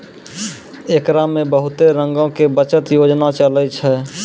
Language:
Maithili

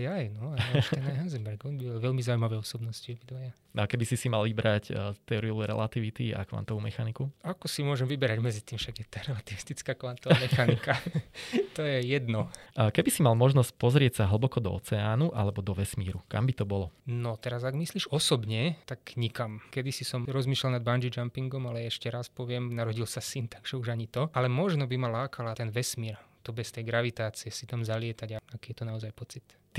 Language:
Slovak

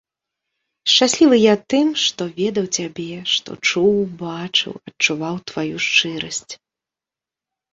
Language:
Belarusian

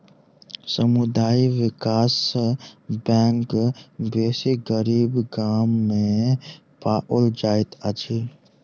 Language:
Maithili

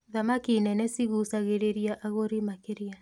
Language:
Kikuyu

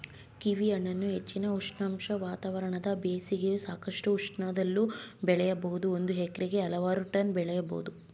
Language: Kannada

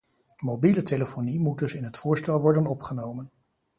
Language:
Dutch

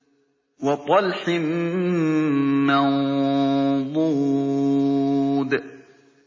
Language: Arabic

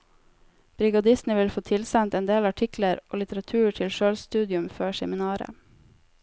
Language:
Norwegian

